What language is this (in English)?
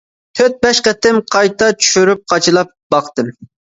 Uyghur